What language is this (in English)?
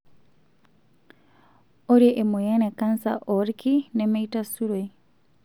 Masai